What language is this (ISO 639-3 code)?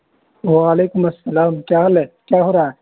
urd